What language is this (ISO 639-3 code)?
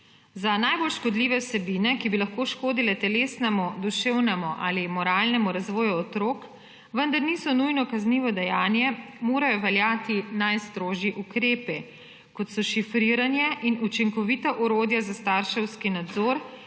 slv